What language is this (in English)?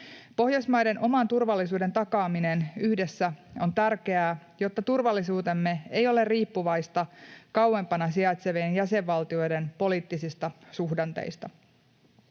Finnish